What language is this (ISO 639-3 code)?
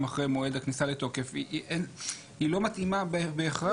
heb